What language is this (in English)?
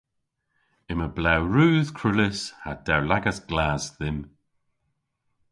Cornish